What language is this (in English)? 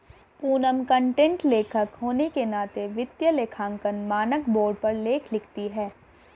Hindi